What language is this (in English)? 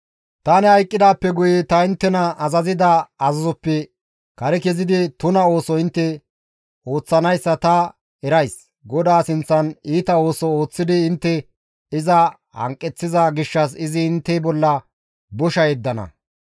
Gamo